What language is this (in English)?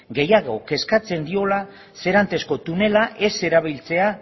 Basque